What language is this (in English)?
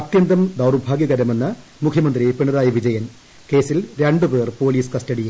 Malayalam